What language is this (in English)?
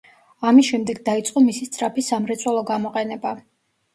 Georgian